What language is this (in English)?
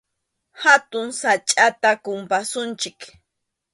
Arequipa-La Unión Quechua